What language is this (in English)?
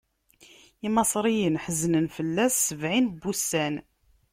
Kabyle